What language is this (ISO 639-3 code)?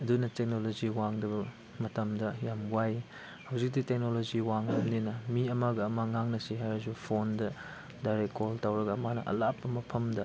mni